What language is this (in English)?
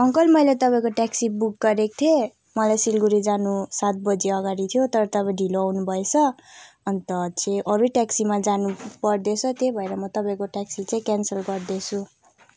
Nepali